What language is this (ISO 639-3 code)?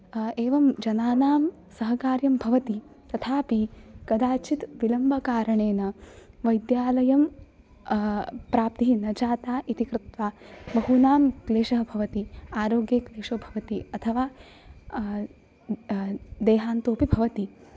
san